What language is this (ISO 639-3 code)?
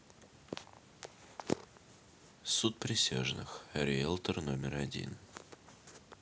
rus